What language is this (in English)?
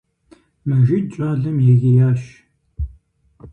Kabardian